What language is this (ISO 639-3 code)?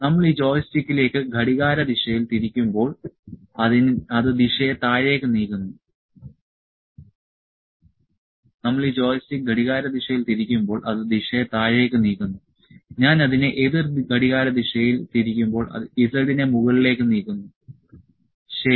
mal